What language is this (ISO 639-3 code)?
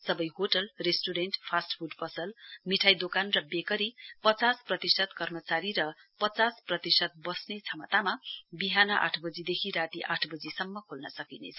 nep